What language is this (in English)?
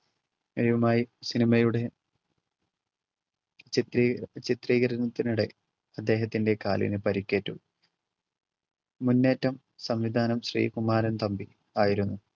Malayalam